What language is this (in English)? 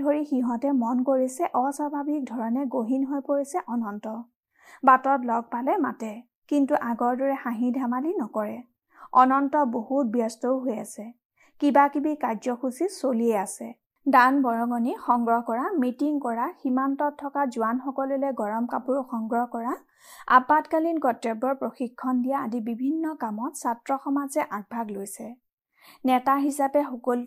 Hindi